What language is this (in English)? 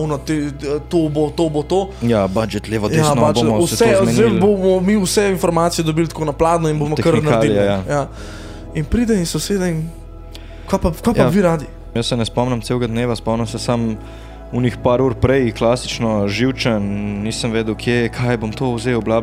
Slovak